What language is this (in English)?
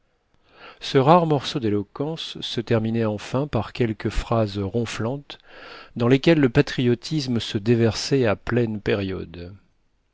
French